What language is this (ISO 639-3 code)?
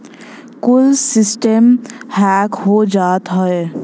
bho